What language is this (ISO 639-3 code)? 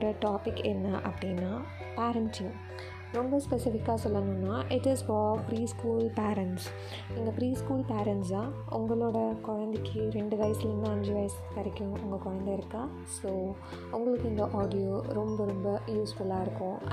tam